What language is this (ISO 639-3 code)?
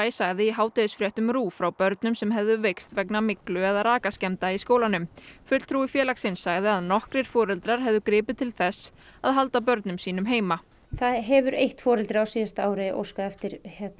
isl